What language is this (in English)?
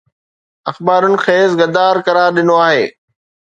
Sindhi